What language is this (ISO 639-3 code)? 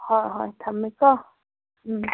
mni